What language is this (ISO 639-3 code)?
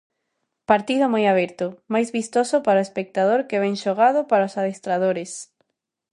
glg